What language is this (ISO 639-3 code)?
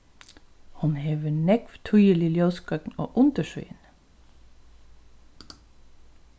fao